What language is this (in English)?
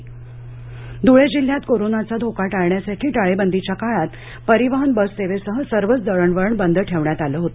Marathi